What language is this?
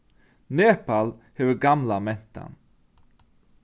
Faroese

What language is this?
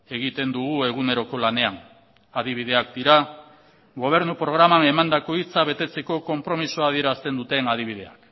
Basque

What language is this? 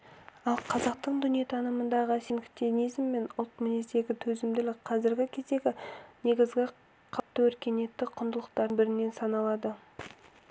Kazakh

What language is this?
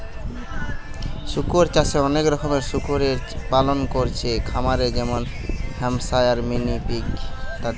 Bangla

